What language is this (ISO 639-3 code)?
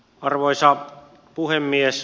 fin